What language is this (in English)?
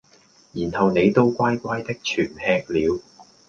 Cantonese